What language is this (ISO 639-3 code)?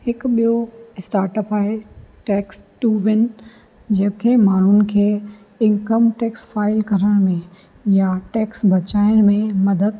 snd